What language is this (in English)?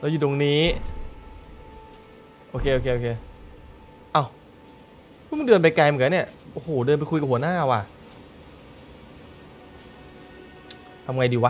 Thai